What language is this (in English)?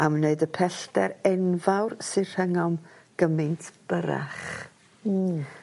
Welsh